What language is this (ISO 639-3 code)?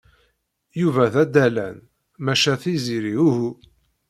kab